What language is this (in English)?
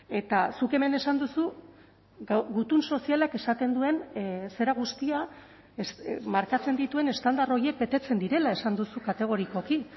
Basque